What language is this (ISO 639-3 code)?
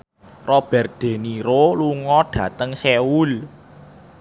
jav